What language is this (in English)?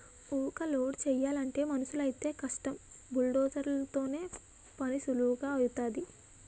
Telugu